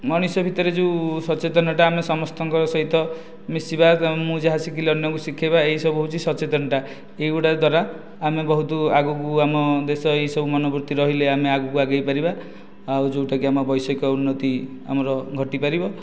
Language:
Odia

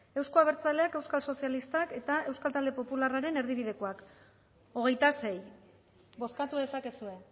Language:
Basque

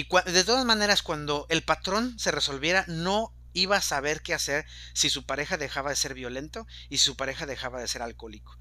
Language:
Spanish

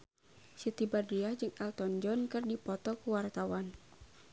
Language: Sundanese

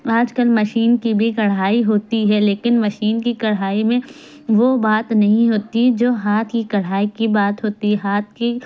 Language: Urdu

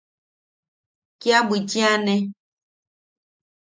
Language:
Yaqui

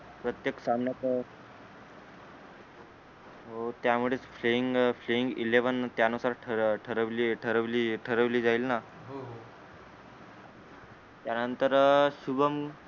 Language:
Marathi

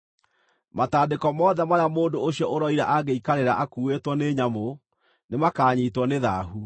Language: Kikuyu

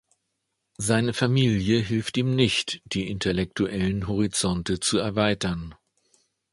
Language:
German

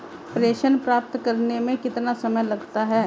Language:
Hindi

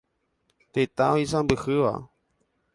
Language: Guarani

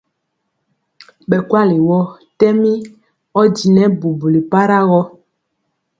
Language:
Mpiemo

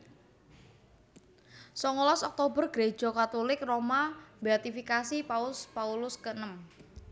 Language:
Javanese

